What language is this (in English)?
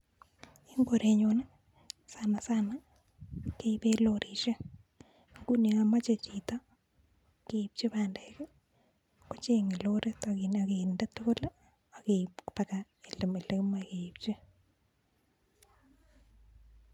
Kalenjin